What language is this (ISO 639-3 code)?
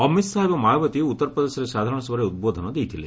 ori